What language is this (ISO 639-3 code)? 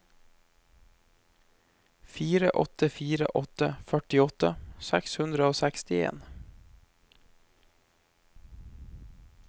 nor